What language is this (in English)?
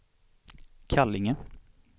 Swedish